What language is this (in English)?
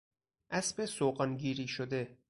Persian